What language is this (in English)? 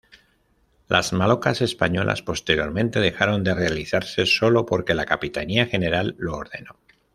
Spanish